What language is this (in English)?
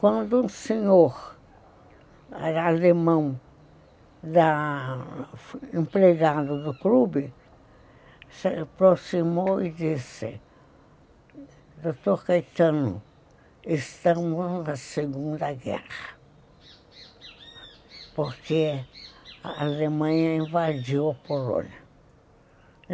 Portuguese